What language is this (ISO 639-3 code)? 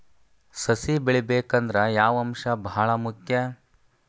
kan